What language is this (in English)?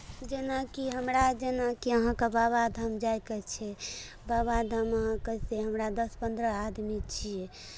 Maithili